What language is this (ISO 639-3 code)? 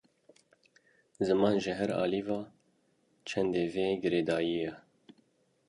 kur